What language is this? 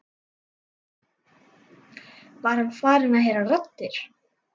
Icelandic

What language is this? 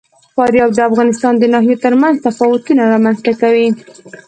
Pashto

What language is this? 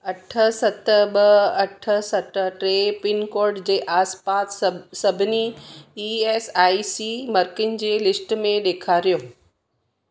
Sindhi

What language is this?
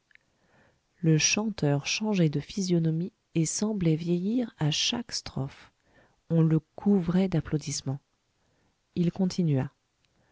French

